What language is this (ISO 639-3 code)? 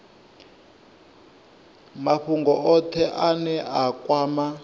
ven